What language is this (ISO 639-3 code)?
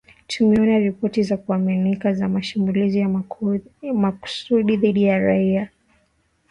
swa